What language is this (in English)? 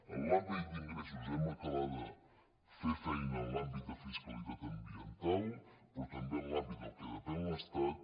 Catalan